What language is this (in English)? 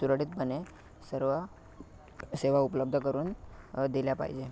Marathi